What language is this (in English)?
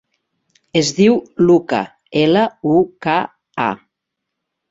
Catalan